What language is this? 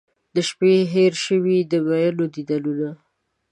Pashto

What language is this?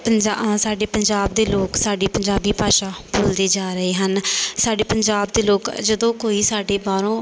Punjabi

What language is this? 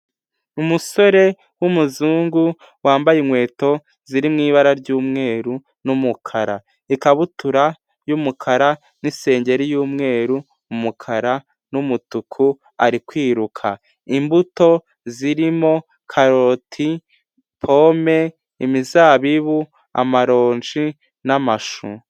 Kinyarwanda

